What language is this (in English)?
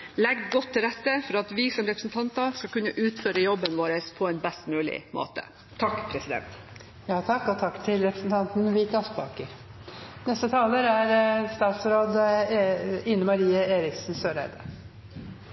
Norwegian